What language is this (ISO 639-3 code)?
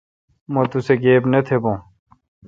xka